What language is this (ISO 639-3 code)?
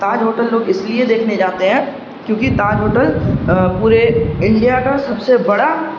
urd